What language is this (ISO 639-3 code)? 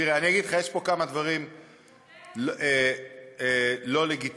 heb